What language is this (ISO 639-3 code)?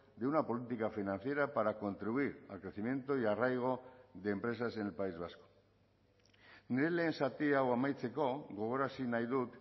spa